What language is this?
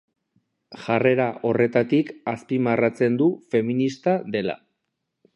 Basque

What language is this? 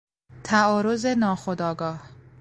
Persian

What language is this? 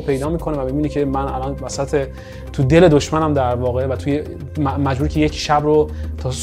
Persian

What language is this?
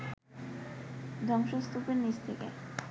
Bangla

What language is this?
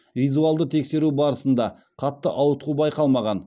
Kazakh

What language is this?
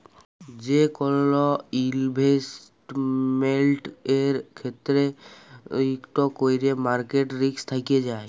Bangla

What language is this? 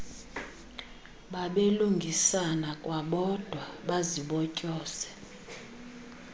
Xhosa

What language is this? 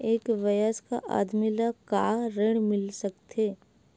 Chhattisgarhi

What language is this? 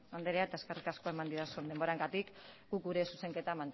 Basque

